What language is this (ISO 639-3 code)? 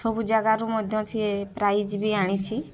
ori